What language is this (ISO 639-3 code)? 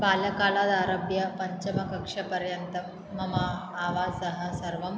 san